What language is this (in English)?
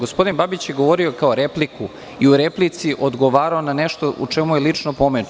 Serbian